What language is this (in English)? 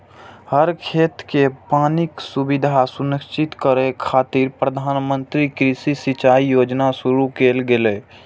Maithili